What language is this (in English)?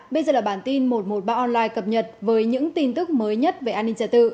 Vietnamese